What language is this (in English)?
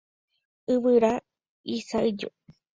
Guarani